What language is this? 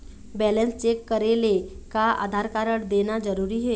Chhattisgarhi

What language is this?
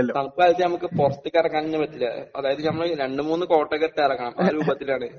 Malayalam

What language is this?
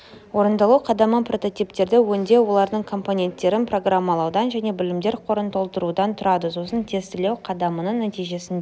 Kazakh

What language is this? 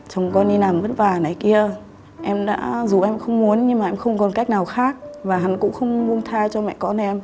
Vietnamese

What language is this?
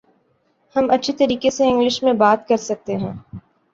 Urdu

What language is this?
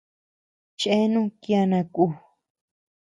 Tepeuxila Cuicatec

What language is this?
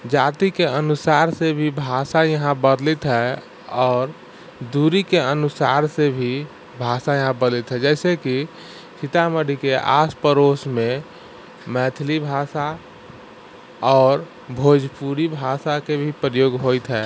Maithili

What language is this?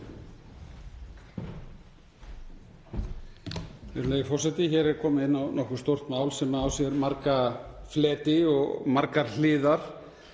Icelandic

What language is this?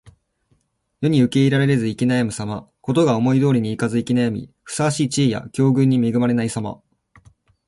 Japanese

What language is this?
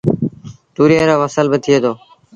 Sindhi Bhil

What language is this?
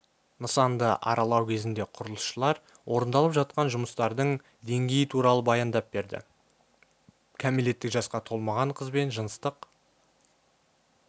Kazakh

